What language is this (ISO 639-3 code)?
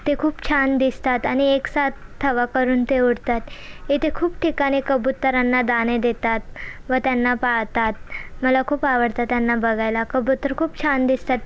mar